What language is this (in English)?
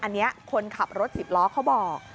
Thai